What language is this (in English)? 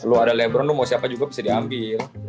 Indonesian